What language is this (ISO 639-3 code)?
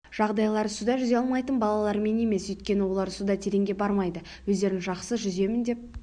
kaz